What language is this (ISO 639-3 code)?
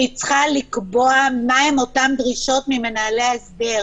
heb